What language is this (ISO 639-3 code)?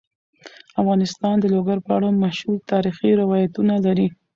pus